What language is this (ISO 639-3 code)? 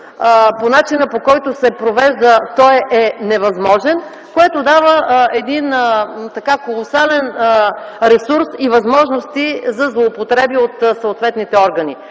bul